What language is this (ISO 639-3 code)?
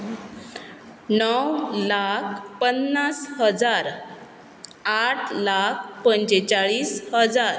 kok